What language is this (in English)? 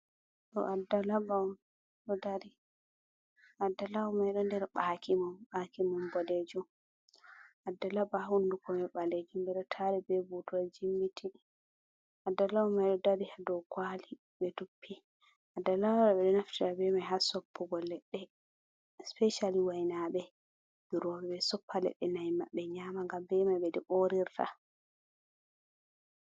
Fula